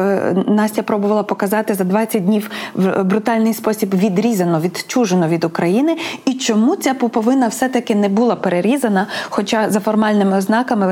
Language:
Ukrainian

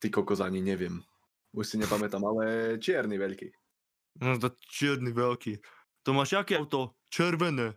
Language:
Slovak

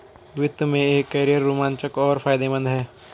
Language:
Hindi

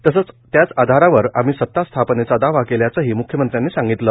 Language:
Marathi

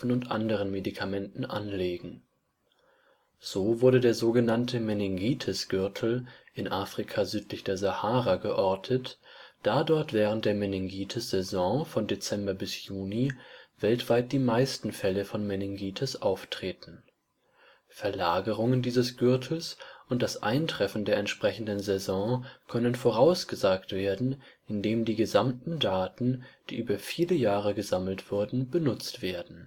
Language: German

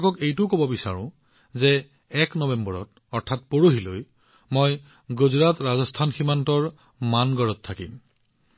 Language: Assamese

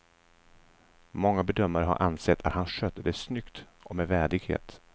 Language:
Swedish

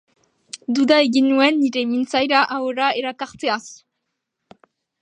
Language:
Basque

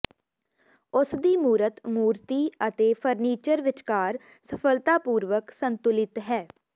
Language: Punjabi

